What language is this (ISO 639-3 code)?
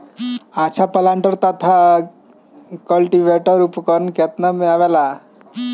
bho